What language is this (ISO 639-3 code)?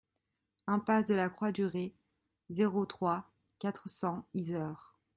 fra